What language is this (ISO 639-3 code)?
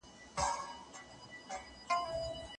pus